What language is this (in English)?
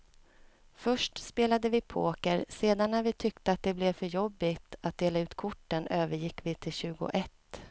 Swedish